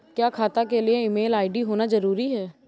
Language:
Hindi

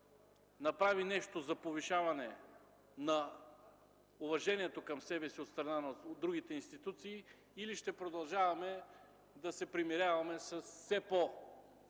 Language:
Bulgarian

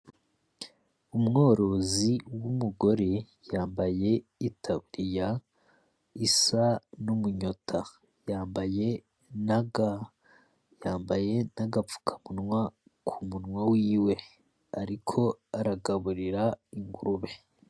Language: Rundi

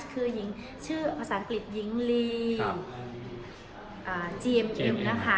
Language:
Thai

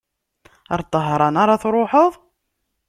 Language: Kabyle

